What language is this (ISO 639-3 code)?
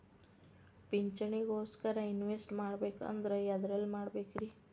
kan